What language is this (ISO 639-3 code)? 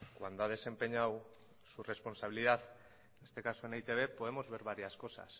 spa